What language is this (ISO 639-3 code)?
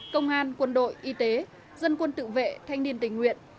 vie